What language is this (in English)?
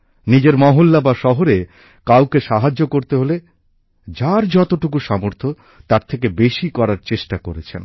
Bangla